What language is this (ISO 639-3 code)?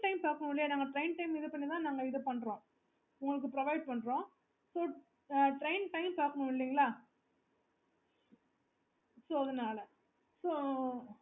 tam